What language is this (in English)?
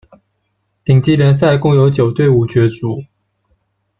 Chinese